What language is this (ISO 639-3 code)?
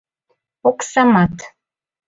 chm